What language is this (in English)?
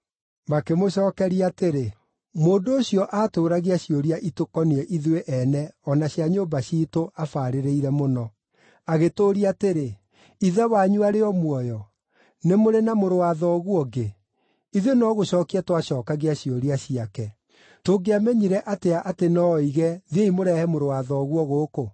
Kikuyu